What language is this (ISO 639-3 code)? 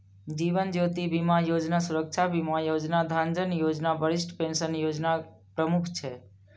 mai